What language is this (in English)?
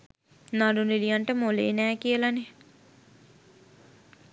Sinhala